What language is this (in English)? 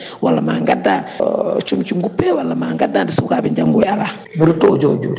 Fula